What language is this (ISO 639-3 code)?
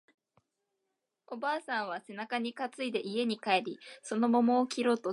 jpn